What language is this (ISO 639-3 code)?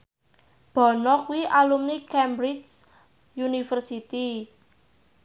jav